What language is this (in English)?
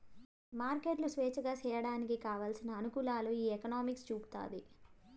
Telugu